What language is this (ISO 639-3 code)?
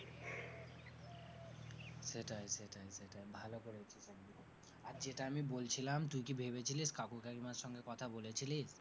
ben